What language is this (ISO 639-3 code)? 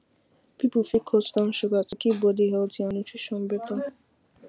pcm